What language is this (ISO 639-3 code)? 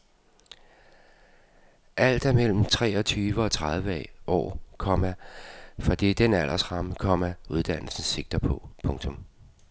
dan